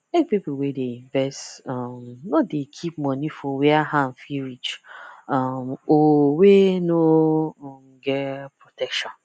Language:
Nigerian Pidgin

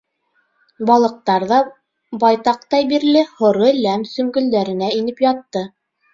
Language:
Bashkir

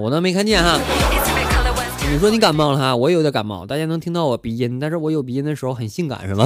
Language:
Chinese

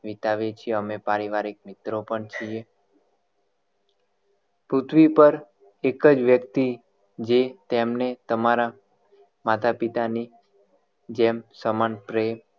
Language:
Gujarati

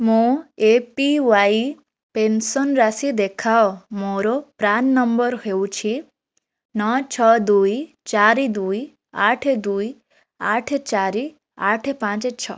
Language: Odia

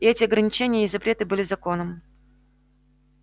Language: Russian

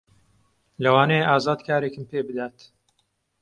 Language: Central Kurdish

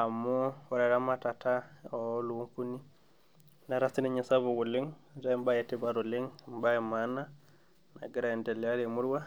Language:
Masai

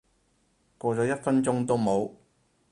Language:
Cantonese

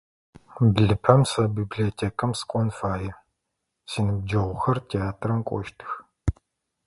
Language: Adyghe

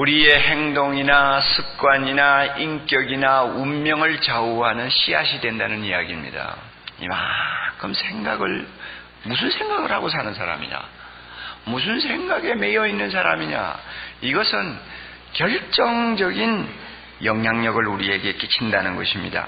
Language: Korean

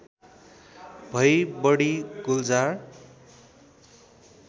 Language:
Nepali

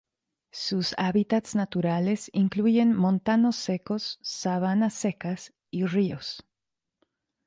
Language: Spanish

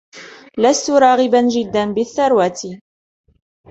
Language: Arabic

